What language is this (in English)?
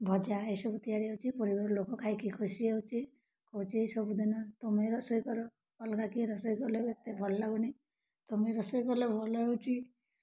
Odia